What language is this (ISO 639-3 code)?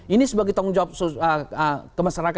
ind